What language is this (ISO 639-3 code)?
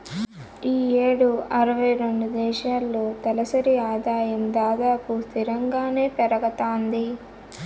tel